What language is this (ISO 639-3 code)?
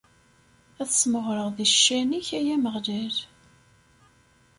kab